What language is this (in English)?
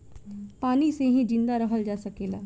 Bhojpuri